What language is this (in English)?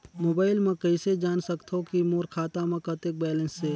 Chhattisgarhi